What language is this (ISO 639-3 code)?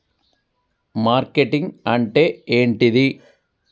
tel